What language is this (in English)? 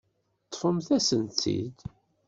Kabyle